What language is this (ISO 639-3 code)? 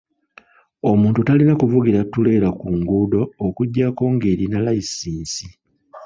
lug